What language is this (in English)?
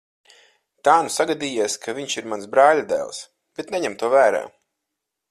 Latvian